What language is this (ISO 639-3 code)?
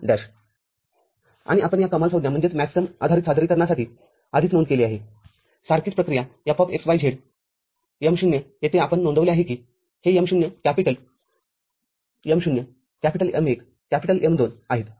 mar